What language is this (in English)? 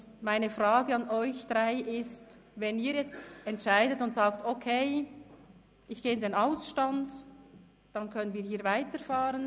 Swiss German